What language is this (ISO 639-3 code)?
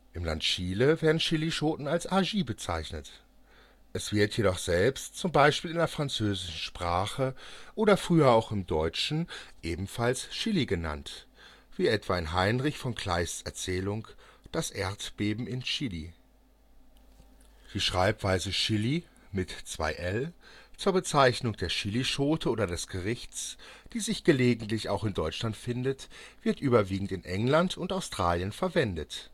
deu